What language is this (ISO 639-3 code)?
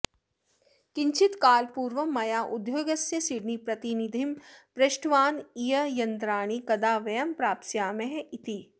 san